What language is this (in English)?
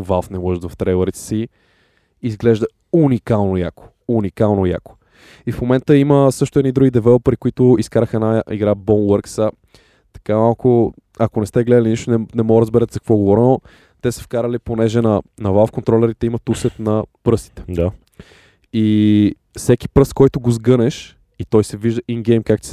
Bulgarian